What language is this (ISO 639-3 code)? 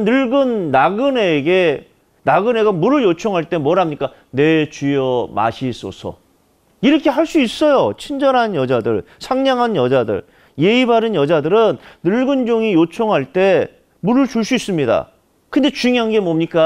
kor